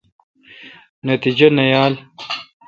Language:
Kalkoti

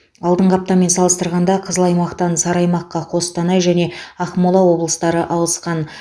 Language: Kazakh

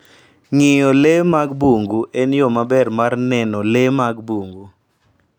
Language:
Luo (Kenya and Tanzania)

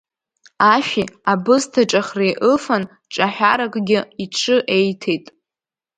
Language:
Abkhazian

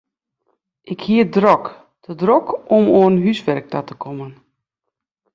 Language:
Western Frisian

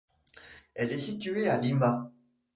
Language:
French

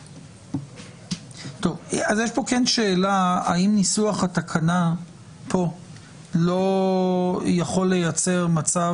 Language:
Hebrew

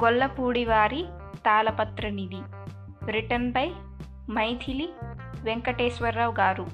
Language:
Telugu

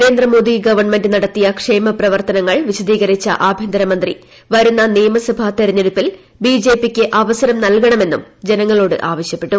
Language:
Malayalam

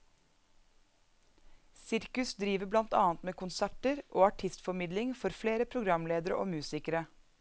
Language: Norwegian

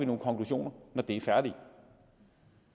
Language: Danish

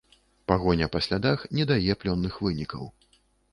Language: Belarusian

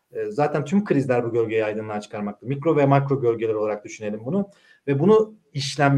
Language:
Turkish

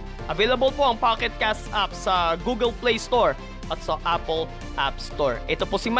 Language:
Filipino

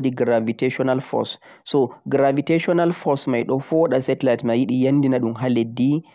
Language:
Central-Eastern Niger Fulfulde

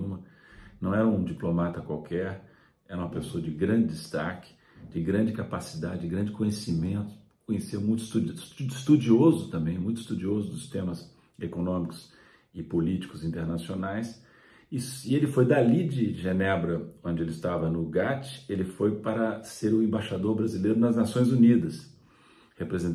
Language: Portuguese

